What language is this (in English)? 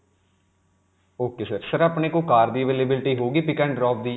Punjabi